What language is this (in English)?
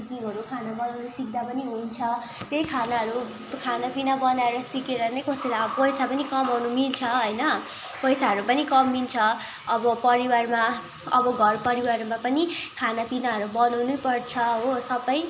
Nepali